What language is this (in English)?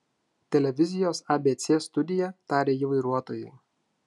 Lithuanian